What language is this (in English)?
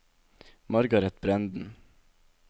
Norwegian